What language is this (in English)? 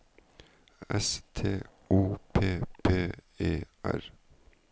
Norwegian